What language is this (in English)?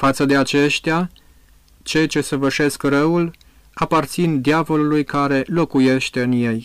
Romanian